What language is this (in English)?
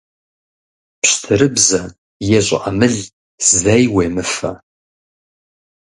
Kabardian